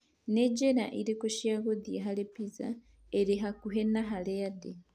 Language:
Kikuyu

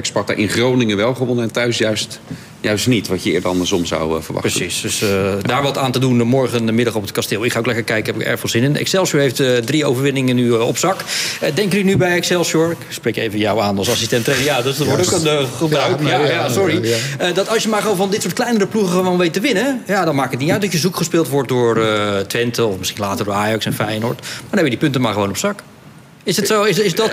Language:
Dutch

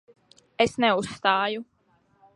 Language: Latvian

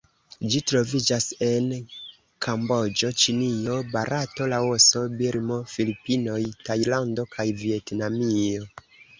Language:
Esperanto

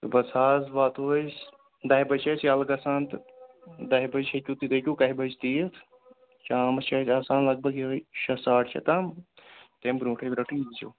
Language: Kashmiri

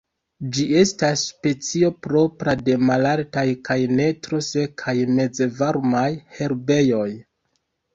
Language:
Esperanto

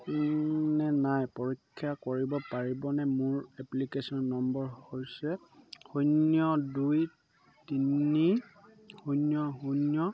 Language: Assamese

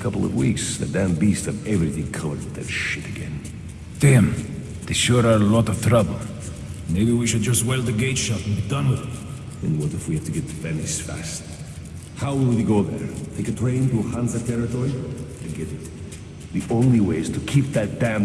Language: English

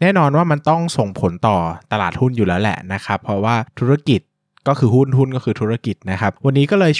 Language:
Thai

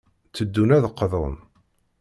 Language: Kabyle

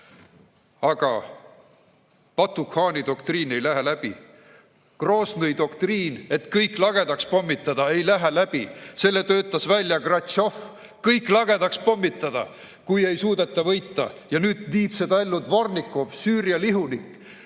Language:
Estonian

